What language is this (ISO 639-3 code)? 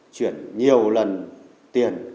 vie